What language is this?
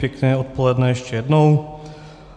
Czech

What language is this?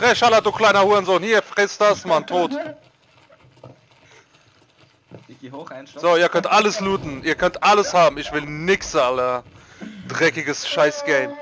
German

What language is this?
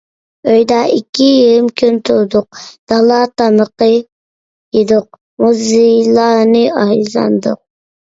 Uyghur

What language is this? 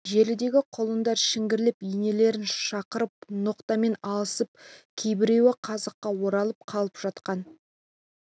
Kazakh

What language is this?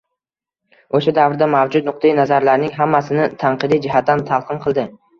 Uzbek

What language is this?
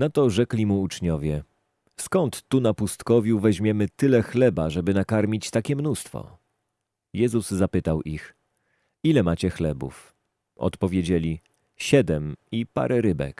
Polish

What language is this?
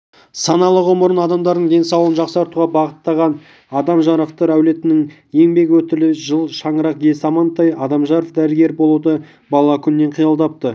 Kazakh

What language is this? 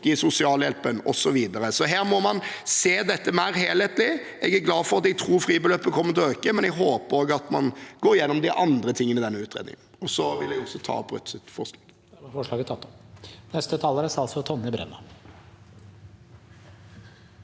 Norwegian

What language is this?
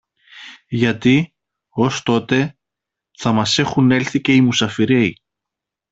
Greek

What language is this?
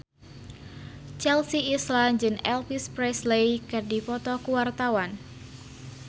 Sundanese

